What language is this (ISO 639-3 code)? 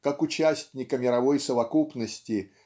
rus